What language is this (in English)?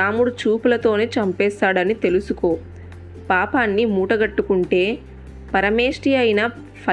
Telugu